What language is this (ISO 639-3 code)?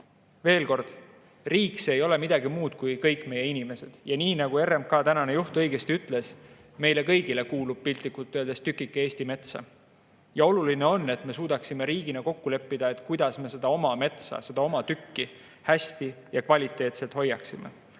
est